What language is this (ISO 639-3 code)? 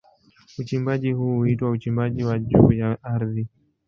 swa